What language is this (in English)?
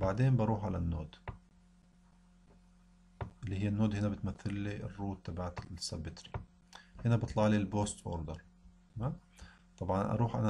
Arabic